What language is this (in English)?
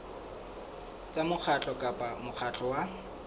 Southern Sotho